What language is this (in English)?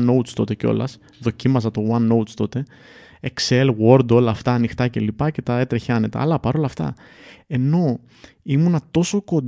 Greek